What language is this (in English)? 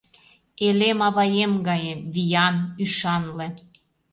Mari